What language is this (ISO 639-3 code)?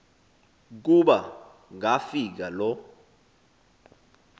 xho